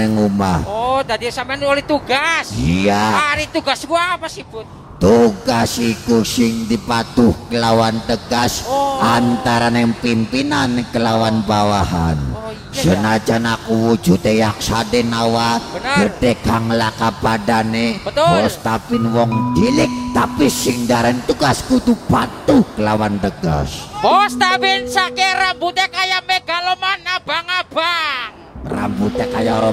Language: Indonesian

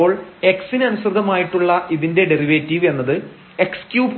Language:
Malayalam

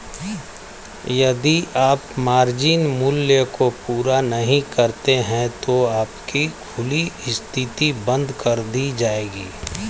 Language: Hindi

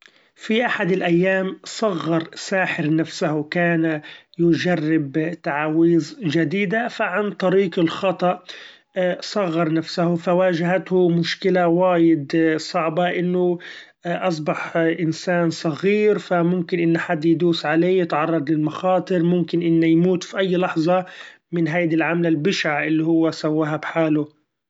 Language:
Gulf Arabic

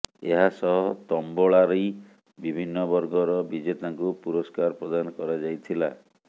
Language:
Odia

